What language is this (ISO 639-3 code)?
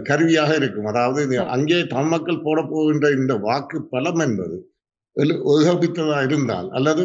tam